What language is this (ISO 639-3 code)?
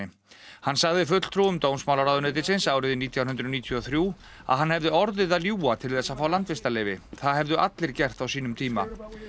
isl